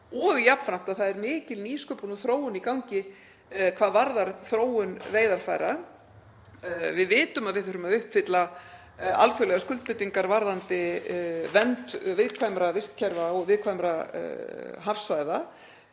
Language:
Icelandic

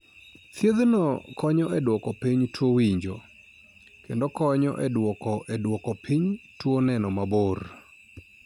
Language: Luo (Kenya and Tanzania)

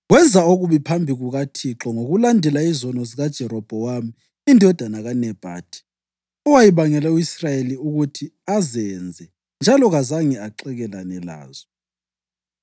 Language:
North Ndebele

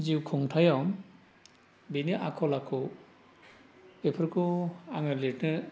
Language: Bodo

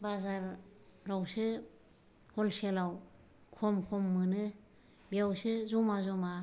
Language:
Bodo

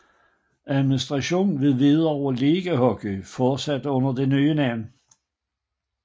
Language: Danish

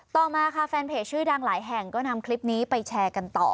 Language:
Thai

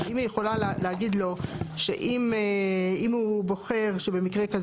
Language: Hebrew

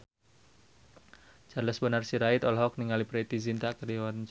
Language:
Sundanese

